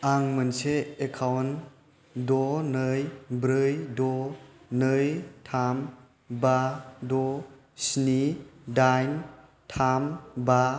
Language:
Bodo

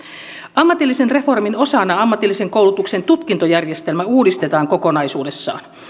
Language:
Finnish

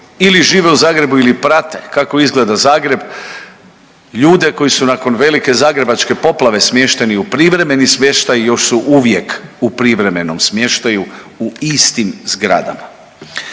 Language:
Croatian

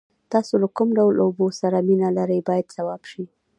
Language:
Pashto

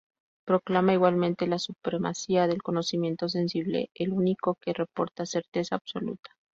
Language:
Spanish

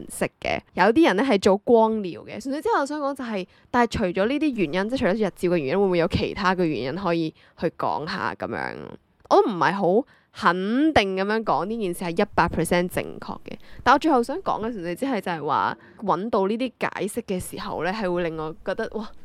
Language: Chinese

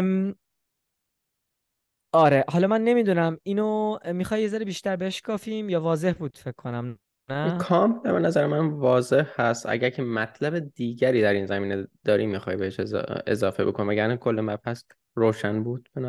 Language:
Persian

